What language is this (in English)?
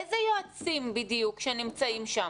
Hebrew